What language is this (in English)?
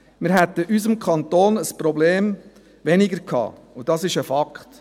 Swiss German